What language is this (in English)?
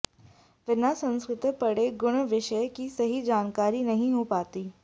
Sanskrit